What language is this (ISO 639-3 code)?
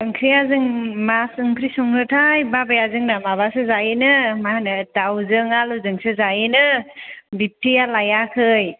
brx